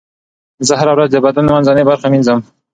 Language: Pashto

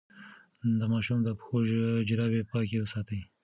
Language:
Pashto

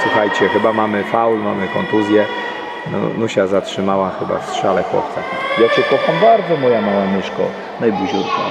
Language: Polish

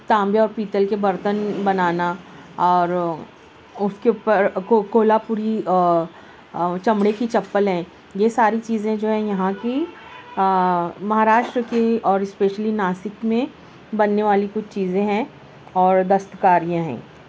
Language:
Urdu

